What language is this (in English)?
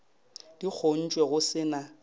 Northern Sotho